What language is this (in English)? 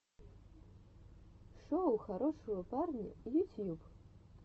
Russian